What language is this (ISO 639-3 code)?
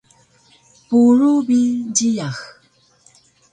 trv